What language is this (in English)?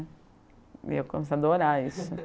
Portuguese